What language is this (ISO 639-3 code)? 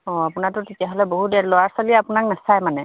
asm